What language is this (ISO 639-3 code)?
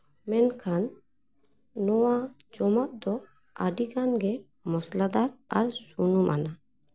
sat